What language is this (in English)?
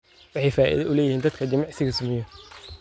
Somali